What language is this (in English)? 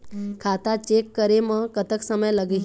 Chhattisgarhi